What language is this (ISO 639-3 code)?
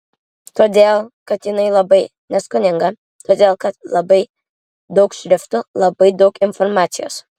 lit